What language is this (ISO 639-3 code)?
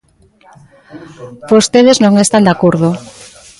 glg